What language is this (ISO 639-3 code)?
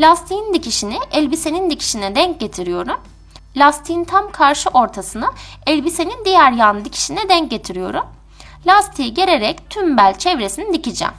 tur